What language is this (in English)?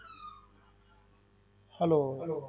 Punjabi